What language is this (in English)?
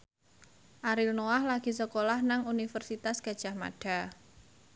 Javanese